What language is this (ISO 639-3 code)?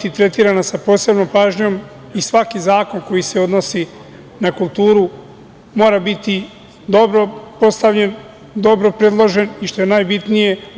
srp